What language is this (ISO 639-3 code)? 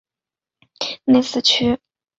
zho